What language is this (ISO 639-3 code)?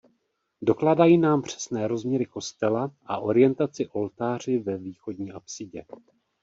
ces